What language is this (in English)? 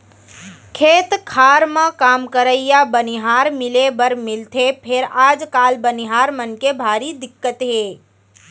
Chhattisgarhi